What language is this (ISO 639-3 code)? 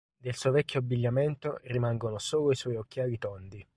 ita